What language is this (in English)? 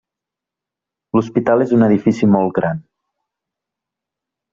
Catalan